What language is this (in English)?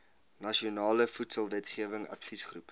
Afrikaans